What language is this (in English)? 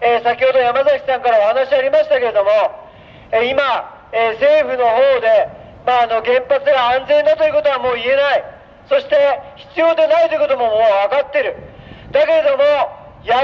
Japanese